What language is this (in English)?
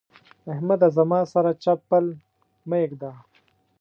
Pashto